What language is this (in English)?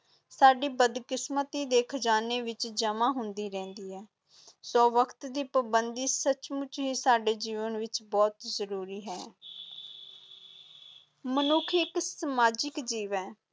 Punjabi